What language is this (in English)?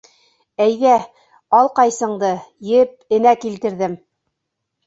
Bashkir